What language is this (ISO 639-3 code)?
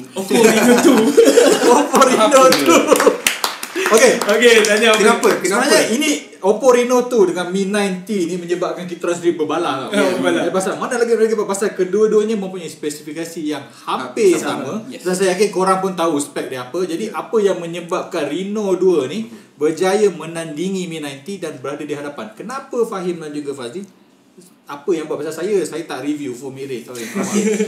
msa